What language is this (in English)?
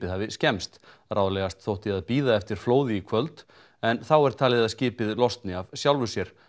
Icelandic